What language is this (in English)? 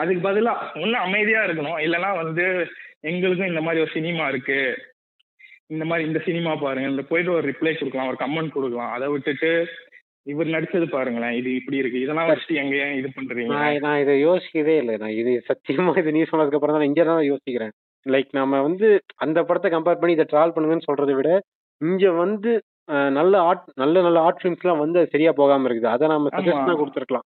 Tamil